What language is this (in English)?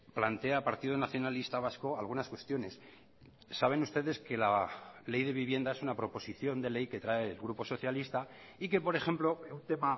Spanish